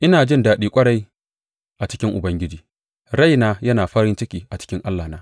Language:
Hausa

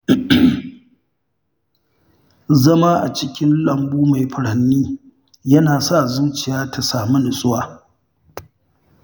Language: Hausa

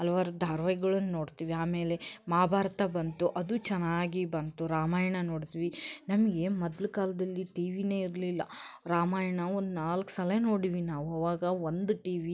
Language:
Kannada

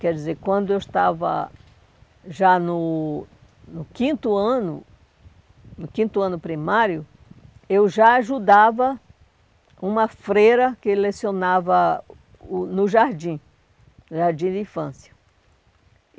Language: Portuguese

